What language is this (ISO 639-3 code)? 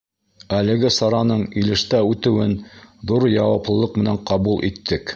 bak